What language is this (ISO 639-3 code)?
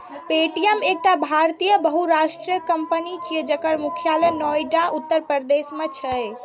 mai